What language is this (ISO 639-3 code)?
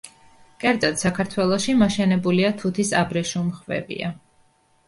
kat